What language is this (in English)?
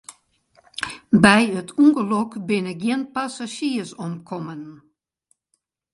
Western Frisian